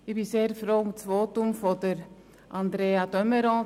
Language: Swiss German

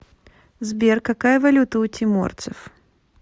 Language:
Russian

